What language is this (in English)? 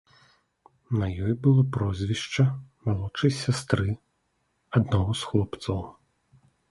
Belarusian